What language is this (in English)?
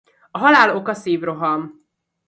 Hungarian